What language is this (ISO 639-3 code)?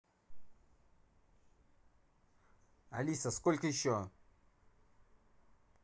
rus